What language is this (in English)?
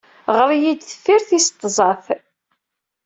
Kabyle